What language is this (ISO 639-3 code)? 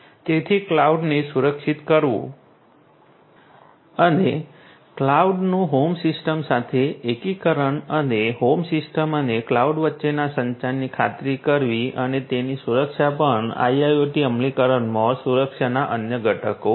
guj